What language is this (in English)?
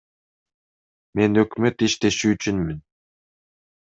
Kyrgyz